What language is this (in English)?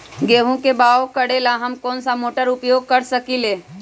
Magahi